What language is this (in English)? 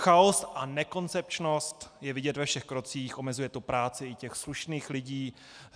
Czech